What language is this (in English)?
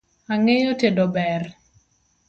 Luo (Kenya and Tanzania)